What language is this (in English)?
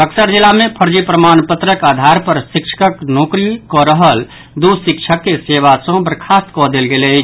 Maithili